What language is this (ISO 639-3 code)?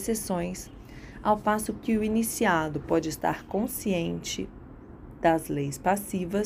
por